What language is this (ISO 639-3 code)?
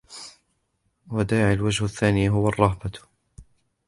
ara